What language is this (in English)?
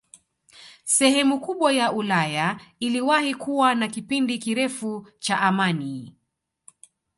Swahili